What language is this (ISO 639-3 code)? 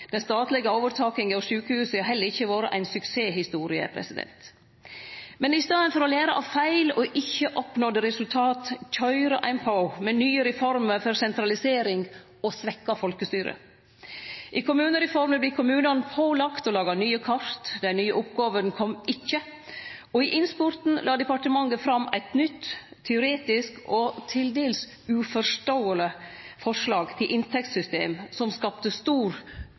nno